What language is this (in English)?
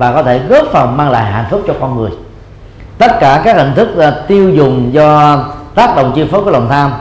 Vietnamese